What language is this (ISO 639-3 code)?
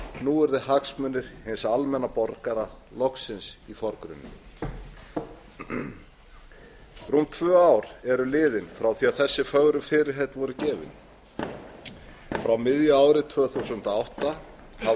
isl